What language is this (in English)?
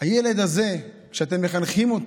Hebrew